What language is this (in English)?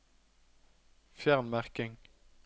Norwegian